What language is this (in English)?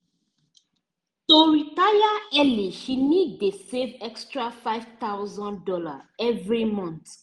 Nigerian Pidgin